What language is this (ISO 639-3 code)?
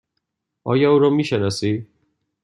fas